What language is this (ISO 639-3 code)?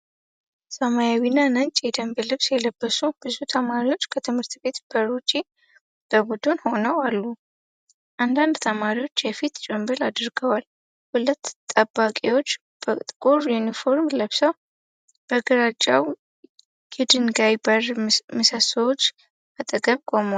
amh